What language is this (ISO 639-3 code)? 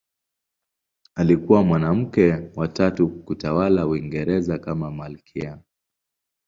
swa